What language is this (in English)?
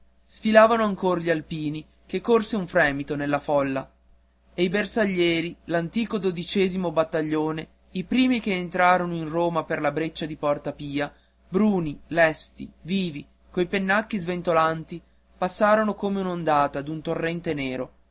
Italian